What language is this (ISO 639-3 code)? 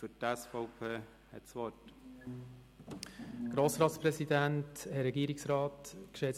gsw